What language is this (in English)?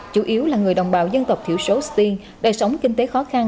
Vietnamese